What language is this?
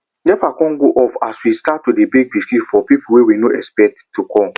Nigerian Pidgin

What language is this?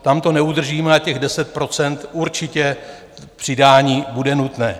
Czech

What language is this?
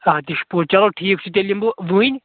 Kashmiri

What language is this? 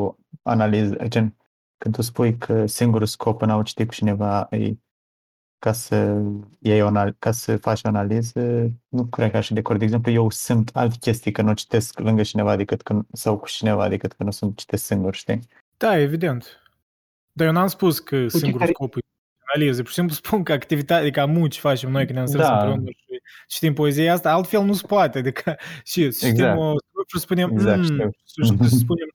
Romanian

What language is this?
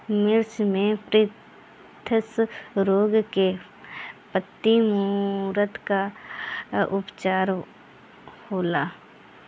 Bhojpuri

